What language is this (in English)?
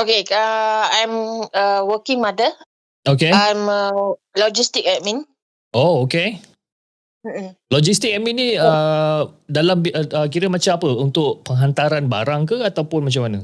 Malay